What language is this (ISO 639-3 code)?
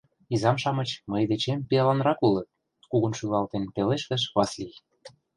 chm